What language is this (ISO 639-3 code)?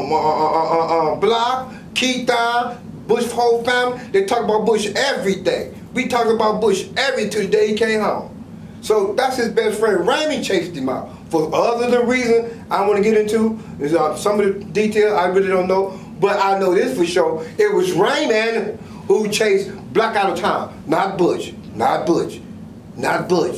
eng